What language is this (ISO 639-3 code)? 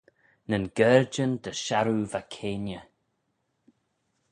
glv